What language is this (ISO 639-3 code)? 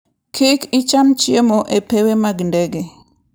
luo